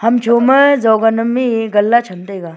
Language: Wancho Naga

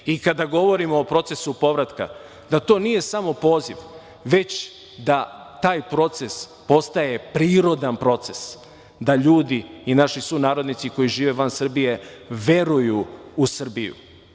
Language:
Serbian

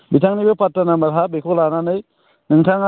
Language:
Bodo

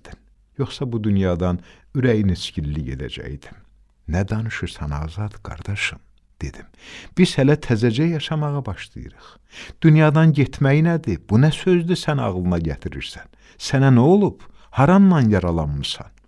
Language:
Turkish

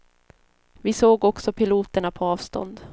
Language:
Swedish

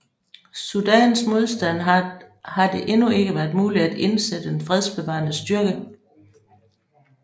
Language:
Danish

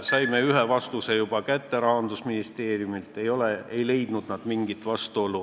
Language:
Estonian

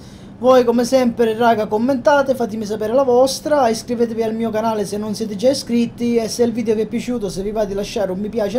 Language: Italian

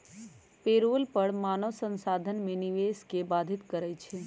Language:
Magahi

